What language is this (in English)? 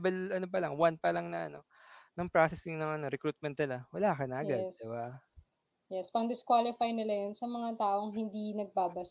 Filipino